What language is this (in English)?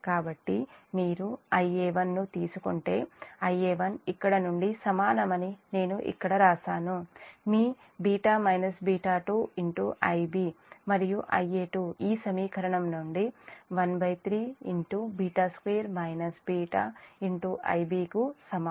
Telugu